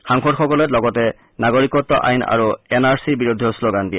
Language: Assamese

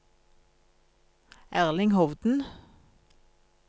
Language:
Norwegian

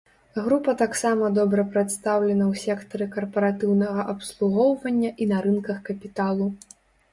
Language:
Belarusian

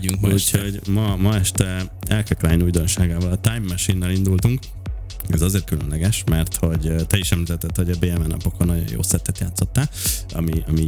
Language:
Hungarian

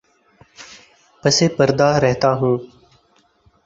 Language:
Urdu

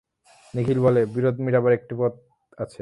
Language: Bangla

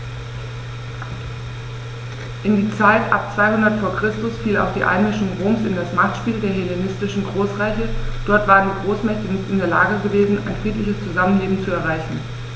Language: German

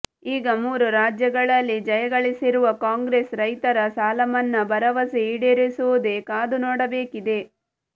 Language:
Kannada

